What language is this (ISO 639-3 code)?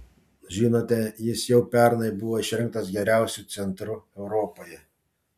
lit